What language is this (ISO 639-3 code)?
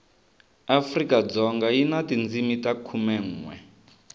tso